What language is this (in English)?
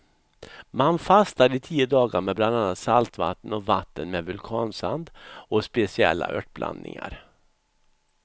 Swedish